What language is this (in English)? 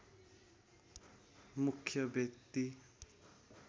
Nepali